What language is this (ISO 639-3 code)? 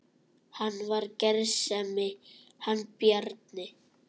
isl